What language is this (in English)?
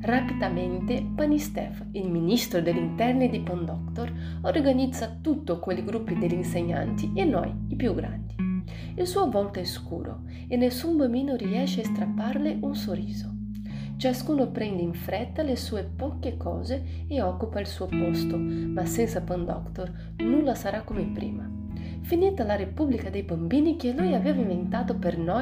Italian